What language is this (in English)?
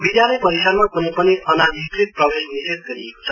Nepali